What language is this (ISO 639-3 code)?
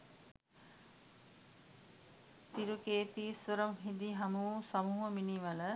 sin